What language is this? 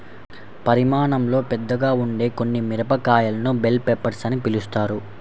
Telugu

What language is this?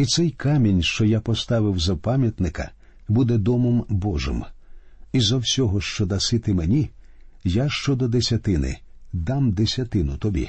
Ukrainian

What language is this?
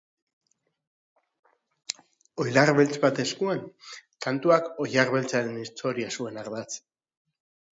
Basque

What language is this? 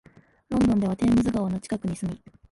Japanese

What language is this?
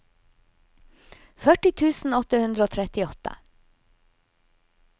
Norwegian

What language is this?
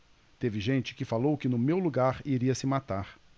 Portuguese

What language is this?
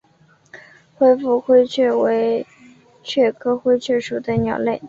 Chinese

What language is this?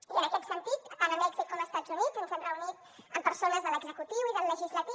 Catalan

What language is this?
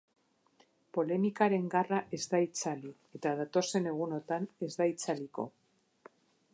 Basque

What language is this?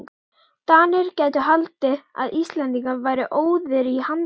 Icelandic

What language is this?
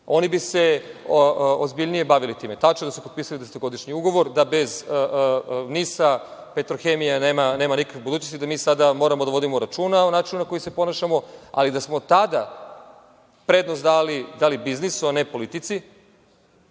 Serbian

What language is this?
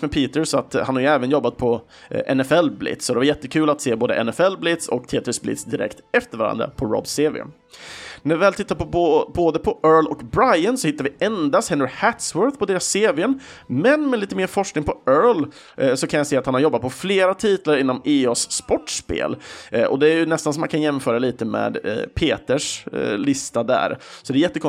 Swedish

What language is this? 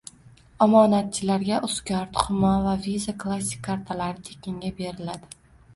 Uzbek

